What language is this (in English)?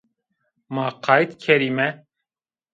Zaza